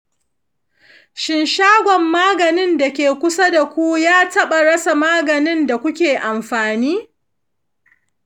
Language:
Hausa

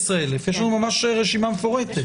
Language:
Hebrew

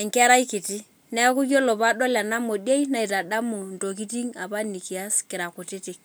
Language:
Masai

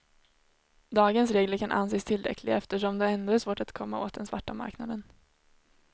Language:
Swedish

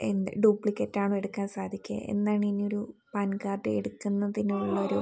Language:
Malayalam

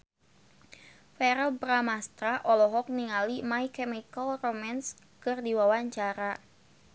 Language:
Sundanese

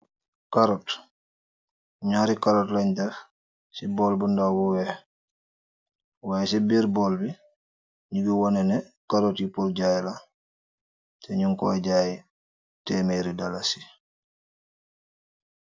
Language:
Wolof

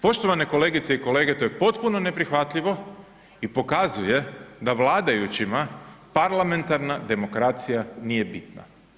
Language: Croatian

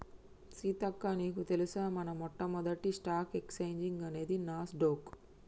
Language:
Telugu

